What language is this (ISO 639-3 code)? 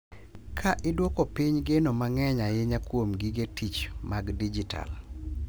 luo